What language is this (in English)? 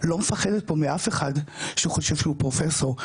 Hebrew